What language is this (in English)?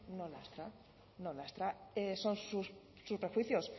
Spanish